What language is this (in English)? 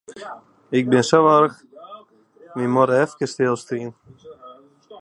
Western Frisian